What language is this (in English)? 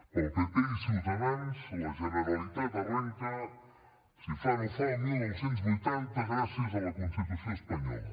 Catalan